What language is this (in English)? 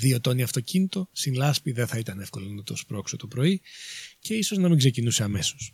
Greek